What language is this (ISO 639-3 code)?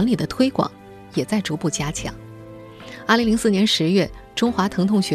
zho